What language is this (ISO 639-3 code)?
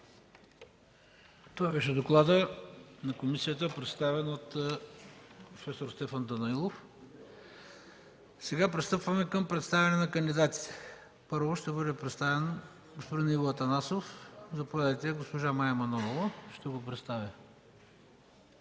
bul